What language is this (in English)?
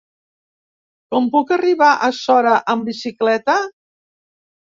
Catalan